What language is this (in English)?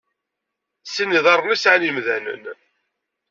Kabyle